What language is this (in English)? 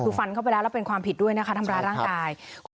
Thai